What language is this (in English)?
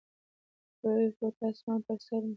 Pashto